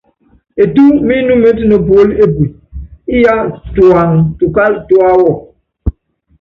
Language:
Yangben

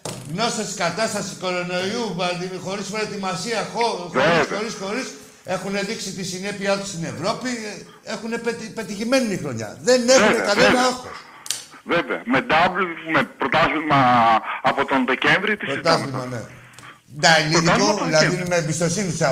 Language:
Greek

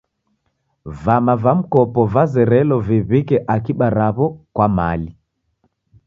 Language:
Taita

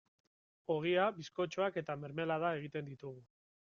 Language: Basque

